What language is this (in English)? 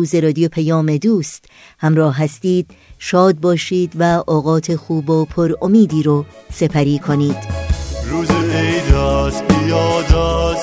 Persian